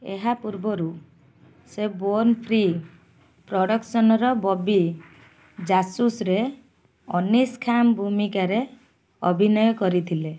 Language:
Odia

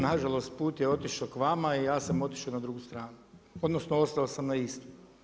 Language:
Croatian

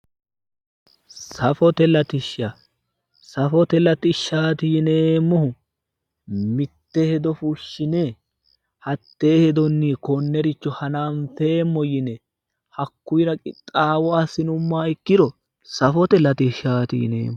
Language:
Sidamo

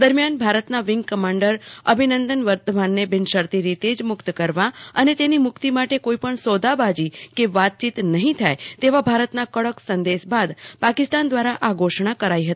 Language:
Gujarati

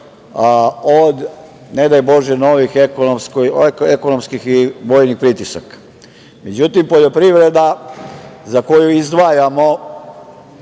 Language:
Serbian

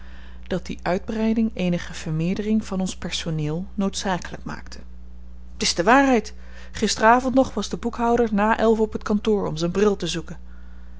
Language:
Dutch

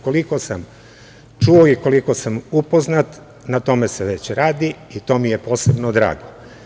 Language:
Serbian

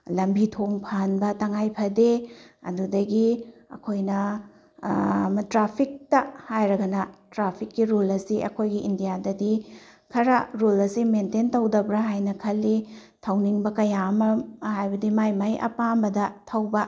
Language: Manipuri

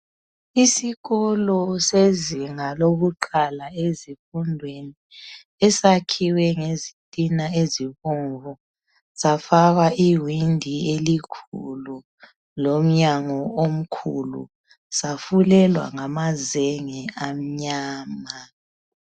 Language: North Ndebele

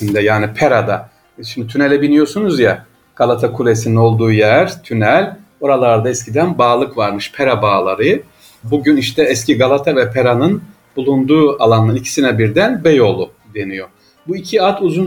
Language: Turkish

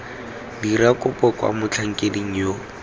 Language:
Tswana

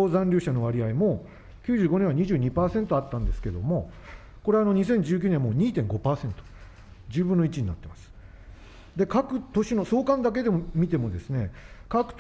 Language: Japanese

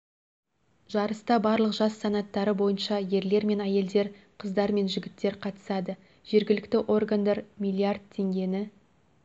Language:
Kazakh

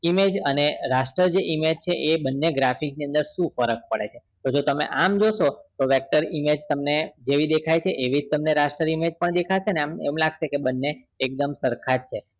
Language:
Gujarati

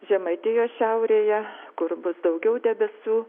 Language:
Lithuanian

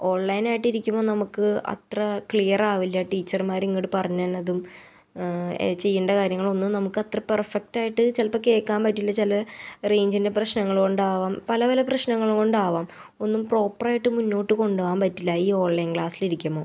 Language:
Malayalam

